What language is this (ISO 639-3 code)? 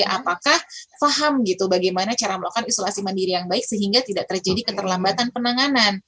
ind